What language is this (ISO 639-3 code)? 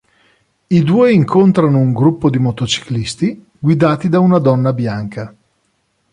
ita